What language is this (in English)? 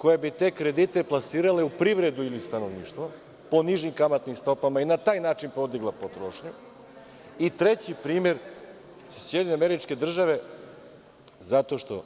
Serbian